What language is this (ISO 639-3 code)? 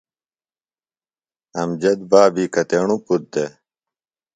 phl